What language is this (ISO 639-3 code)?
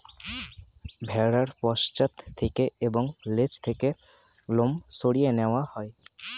ben